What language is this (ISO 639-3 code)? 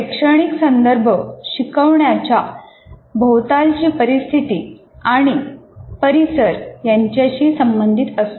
mar